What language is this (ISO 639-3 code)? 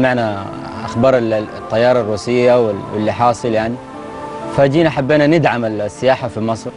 ara